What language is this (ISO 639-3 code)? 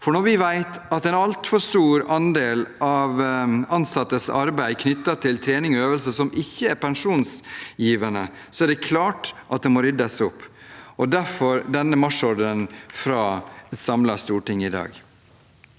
nor